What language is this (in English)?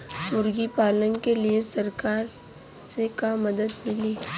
Bhojpuri